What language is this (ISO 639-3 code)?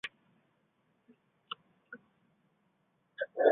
zho